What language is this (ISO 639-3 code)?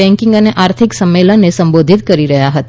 guj